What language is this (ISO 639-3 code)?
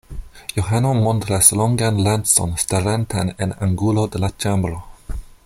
epo